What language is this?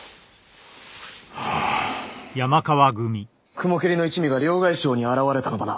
Japanese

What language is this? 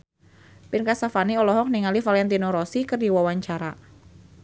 Sundanese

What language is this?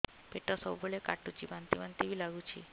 Odia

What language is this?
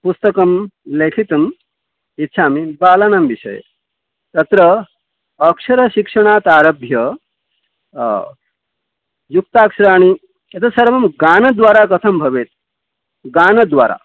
Sanskrit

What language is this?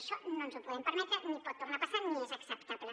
Catalan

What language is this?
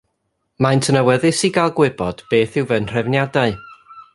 Welsh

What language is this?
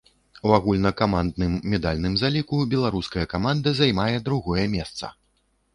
Belarusian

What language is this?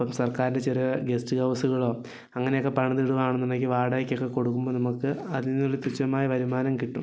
Malayalam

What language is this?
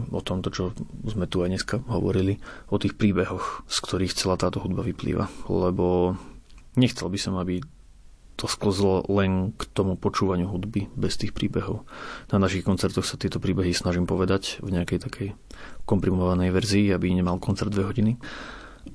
Slovak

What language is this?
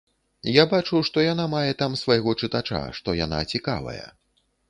Belarusian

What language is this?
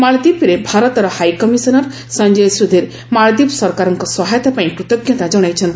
Odia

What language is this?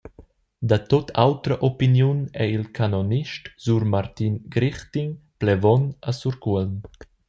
Romansh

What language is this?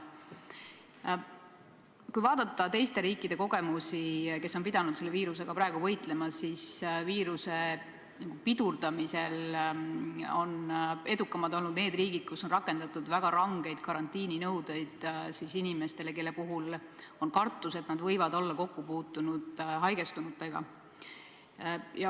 Estonian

